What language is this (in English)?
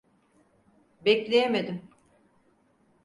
Turkish